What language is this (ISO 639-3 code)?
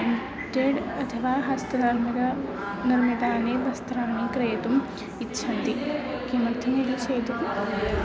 san